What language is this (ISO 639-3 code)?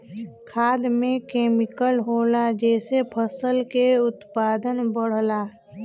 bho